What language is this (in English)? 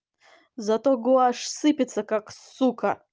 Russian